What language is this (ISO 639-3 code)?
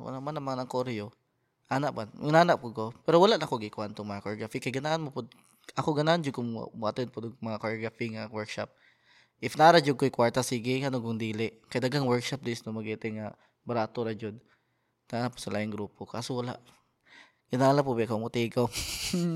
fil